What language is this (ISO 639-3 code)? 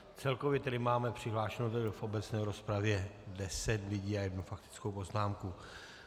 ces